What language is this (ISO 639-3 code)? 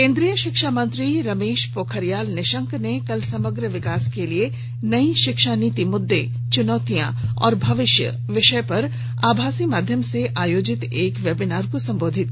hin